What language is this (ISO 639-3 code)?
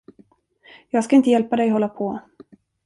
swe